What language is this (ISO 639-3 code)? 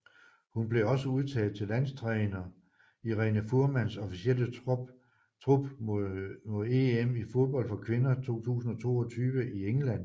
dan